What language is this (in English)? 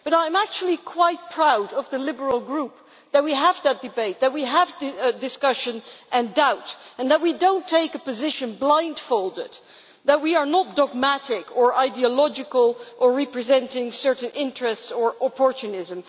English